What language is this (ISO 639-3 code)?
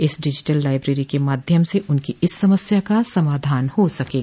hin